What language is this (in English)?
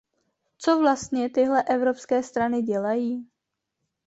Czech